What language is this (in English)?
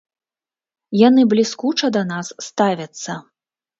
Belarusian